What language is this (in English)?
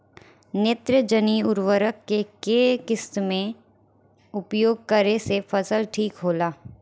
Bhojpuri